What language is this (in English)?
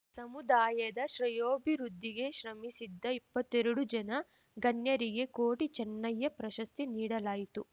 Kannada